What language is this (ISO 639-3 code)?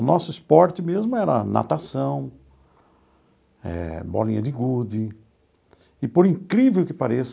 por